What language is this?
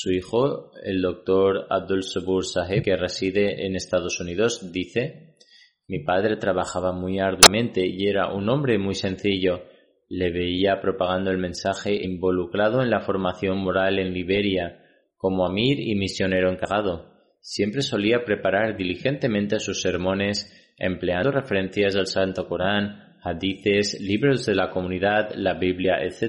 Spanish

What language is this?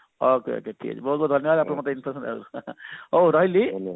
Odia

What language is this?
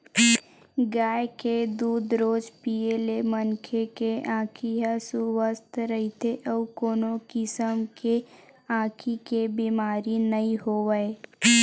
Chhattisgarhi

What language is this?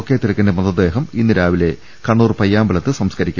Malayalam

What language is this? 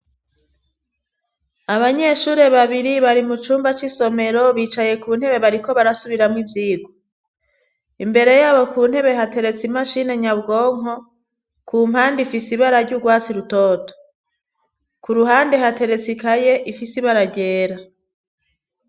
Rundi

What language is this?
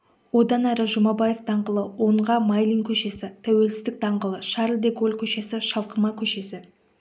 Kazakh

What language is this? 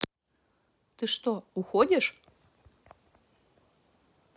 Russian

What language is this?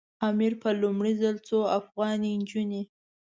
Pashto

